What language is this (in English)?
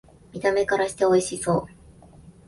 Japanese